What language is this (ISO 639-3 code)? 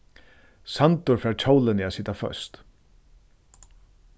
fao